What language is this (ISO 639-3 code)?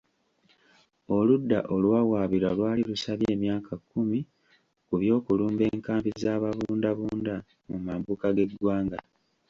lug